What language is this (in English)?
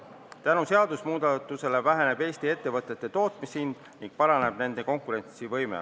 Estonian